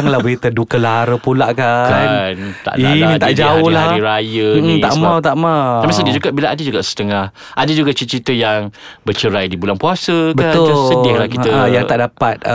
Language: Malay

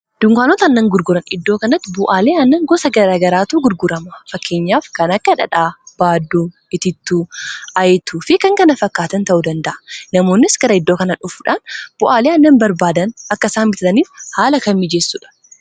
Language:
Oromo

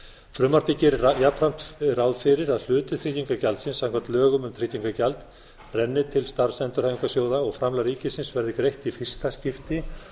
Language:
Icelandic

